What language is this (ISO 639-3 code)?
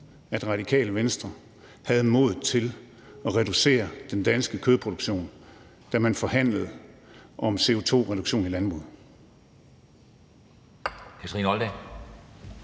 dan